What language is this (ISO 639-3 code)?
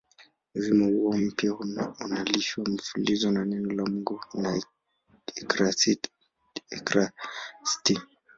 swa